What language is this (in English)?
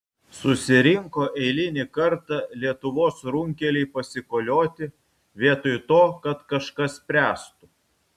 Lithuanian